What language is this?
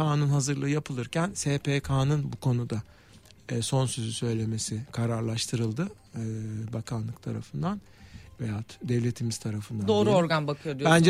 Turkish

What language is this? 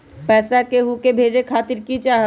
Magahi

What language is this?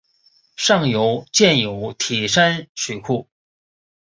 Chinese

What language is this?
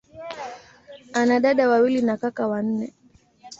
Swahili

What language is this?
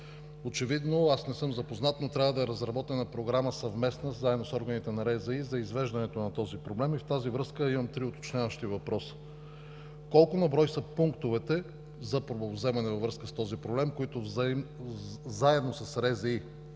Bulgarian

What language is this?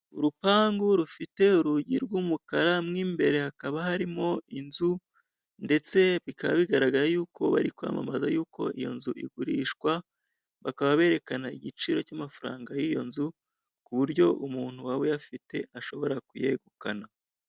Kinyarwanda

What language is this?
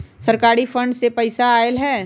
Magahi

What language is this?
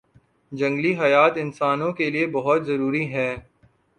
Urdu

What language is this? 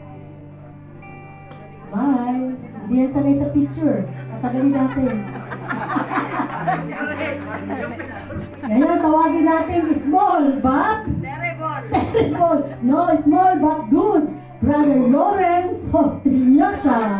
Filipino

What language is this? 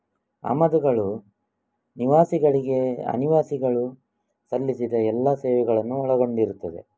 Kannada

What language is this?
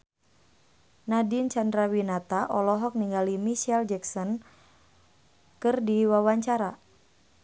Sundanese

